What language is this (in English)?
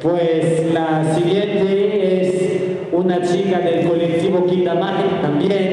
Spanish